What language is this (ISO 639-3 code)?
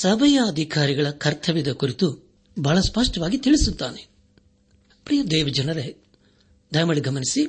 kan